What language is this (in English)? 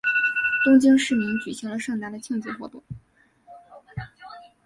Chinese